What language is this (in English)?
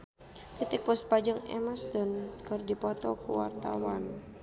Sundanese